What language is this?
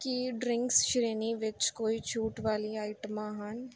Punjabi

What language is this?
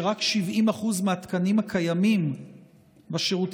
Hebrew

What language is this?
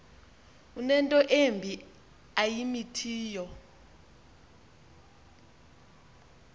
Xhosa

